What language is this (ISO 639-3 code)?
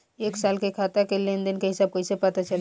bho